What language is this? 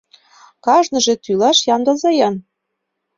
Mari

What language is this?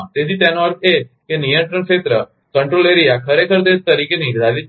Gujarati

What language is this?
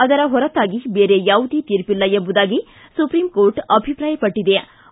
Kannada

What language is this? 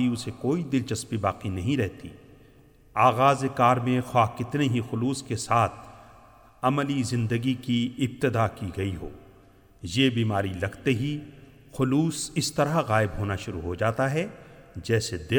Urdu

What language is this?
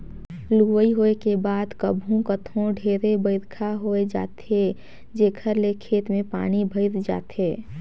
Chhattisgarhi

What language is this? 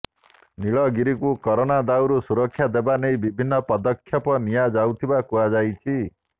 Odia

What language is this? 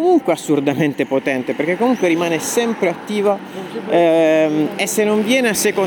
Italian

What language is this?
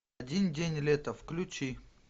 Russian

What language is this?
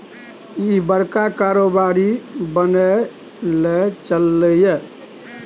Maithili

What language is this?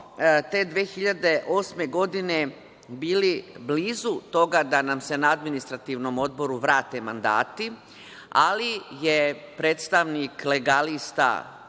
Serbian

